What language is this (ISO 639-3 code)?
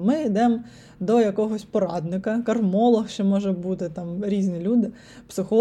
ukr